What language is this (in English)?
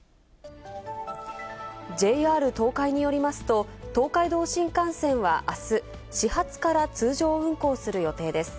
Japanese